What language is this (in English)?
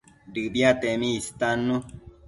Matsés